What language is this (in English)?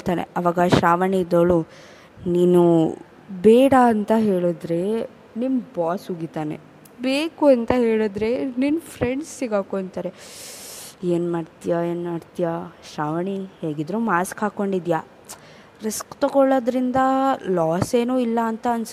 Kannada